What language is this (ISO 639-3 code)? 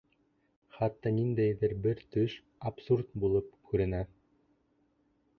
bak